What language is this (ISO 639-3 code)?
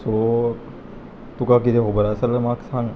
kok